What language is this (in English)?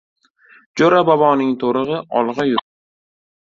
Uzbek